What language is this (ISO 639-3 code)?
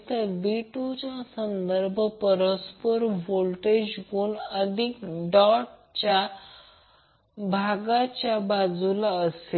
mar